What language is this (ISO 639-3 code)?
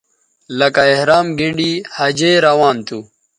btv